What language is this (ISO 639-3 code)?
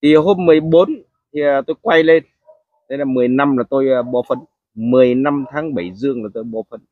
vie